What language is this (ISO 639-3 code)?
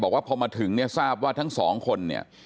tha